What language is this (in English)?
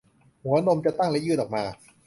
Thai